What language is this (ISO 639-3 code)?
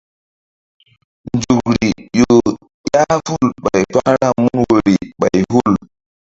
mdd